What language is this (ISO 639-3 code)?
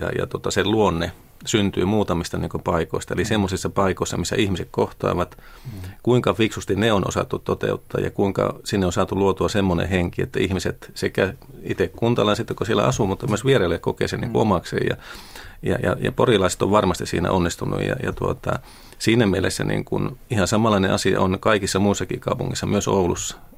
fin